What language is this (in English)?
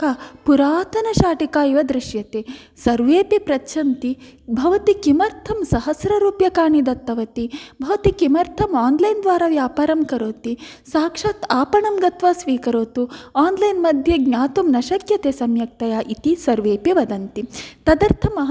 Sanskrit